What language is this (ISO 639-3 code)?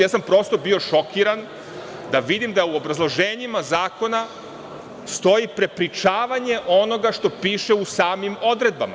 srp